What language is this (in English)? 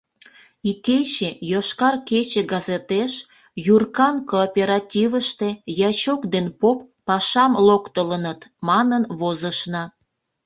Mari